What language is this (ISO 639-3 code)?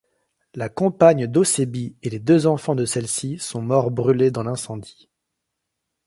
fra